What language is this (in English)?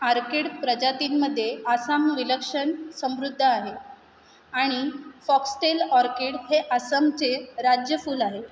Marathi